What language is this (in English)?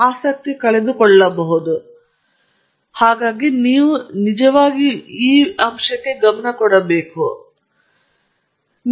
Kannada